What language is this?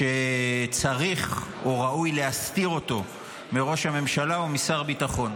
Hebrew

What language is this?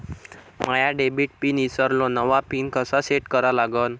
Marathi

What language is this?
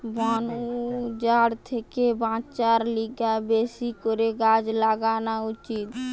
Bangla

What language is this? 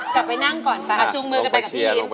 Thai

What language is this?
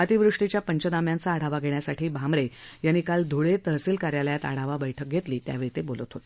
Marathi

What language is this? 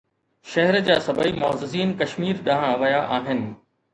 Sindhi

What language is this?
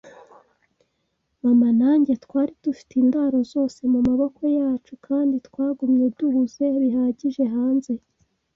Kinyarwanda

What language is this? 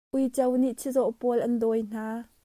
Hakha Chin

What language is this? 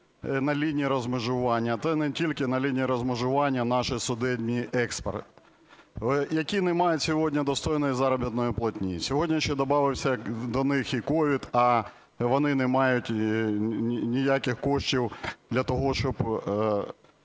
Ukrainian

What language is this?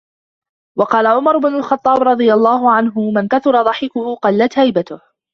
Arabic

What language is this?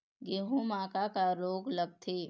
Chhattisgarhi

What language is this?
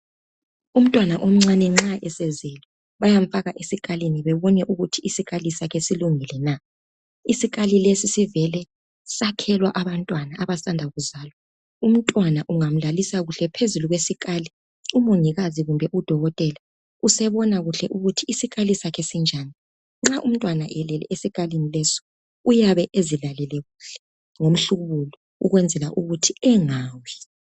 North Ndebele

